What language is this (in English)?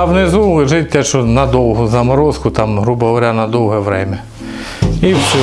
Russian